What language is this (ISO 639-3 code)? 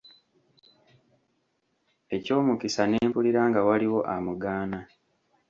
lug